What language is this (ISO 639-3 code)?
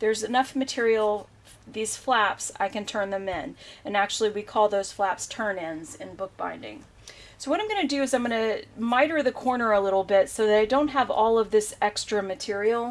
eng